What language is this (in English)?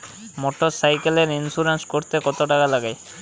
Bangla